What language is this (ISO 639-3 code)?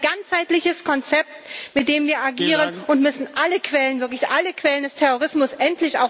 deu